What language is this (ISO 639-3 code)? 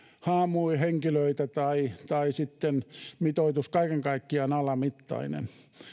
fin